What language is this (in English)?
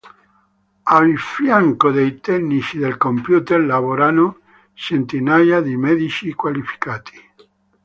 Italian